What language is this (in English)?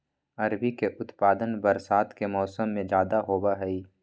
Magahi